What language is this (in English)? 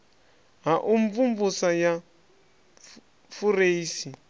Venda